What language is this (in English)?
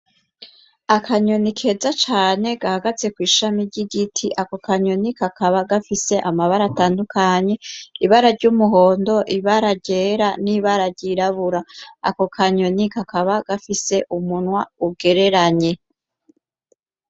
Rundi